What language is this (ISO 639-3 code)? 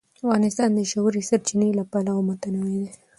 pus